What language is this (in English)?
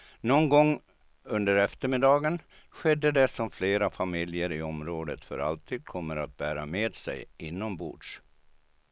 Swedish